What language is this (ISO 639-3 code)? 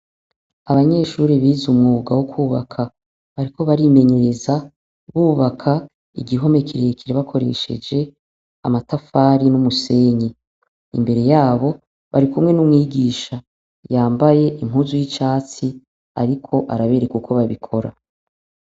run